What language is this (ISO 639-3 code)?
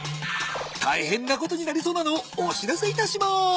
jpn